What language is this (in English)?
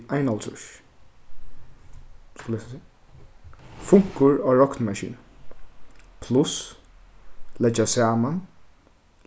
Faroese